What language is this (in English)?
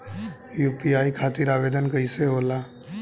Bhojpuri